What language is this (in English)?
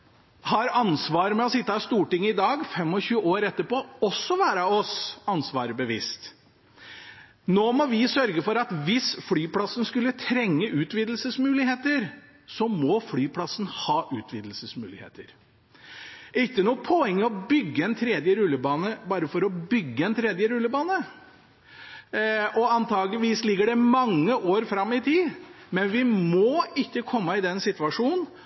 Norwegian Bokmål